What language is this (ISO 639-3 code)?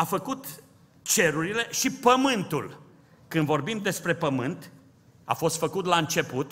ron